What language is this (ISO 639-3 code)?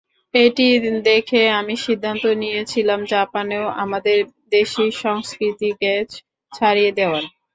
ben